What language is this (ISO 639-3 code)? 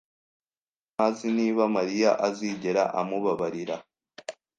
kin